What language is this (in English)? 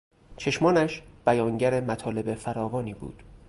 Persian